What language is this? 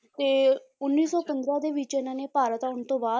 Punjabi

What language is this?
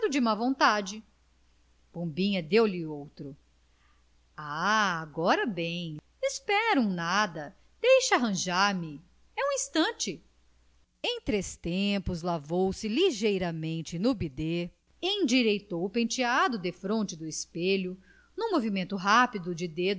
Portuguese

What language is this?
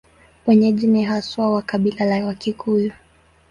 Swahili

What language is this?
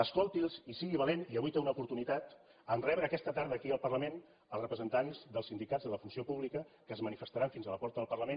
Catalan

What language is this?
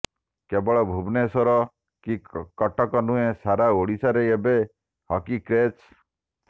Odia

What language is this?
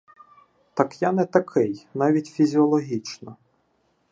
Ukrainian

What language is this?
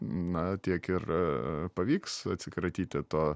Lithuanian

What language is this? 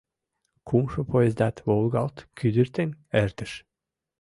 Mari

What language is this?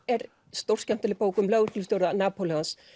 Icelandic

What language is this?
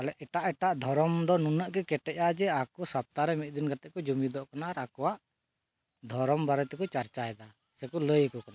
Santali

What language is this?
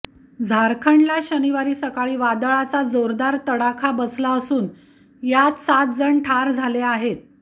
Marathi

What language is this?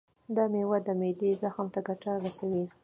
Pashto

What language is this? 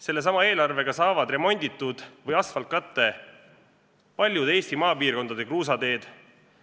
Estonian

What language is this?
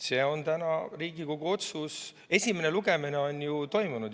Estonian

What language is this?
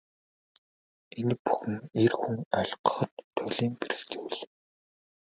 Mongolian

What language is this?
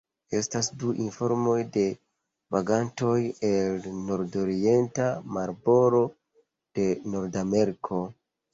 Esperanto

